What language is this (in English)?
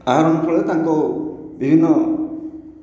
Odia